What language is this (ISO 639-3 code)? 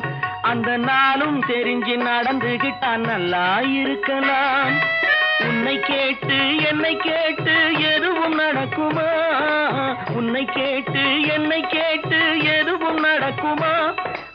tam